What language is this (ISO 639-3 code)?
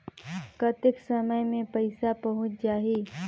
hne